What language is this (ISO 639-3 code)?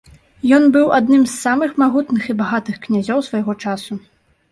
bel